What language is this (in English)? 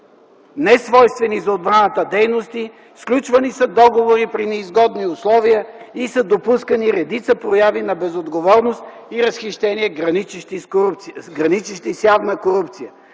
Bulgarian